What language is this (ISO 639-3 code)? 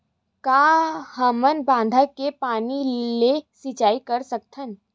hne